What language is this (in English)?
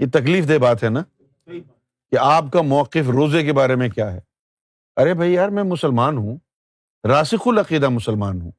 Urdu